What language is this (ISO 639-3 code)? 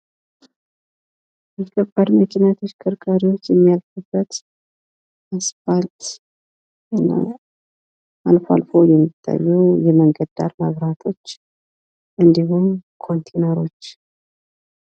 amh